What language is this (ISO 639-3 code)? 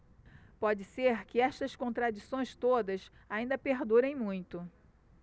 por